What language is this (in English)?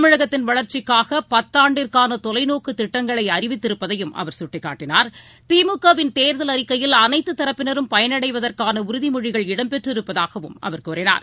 Tamil